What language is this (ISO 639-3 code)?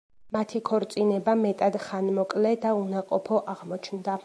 kat